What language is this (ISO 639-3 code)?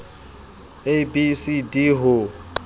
sot